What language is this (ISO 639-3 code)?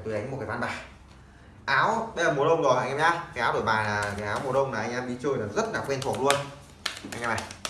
vie